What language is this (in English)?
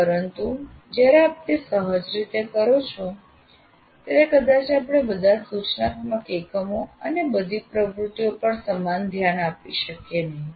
Gujarati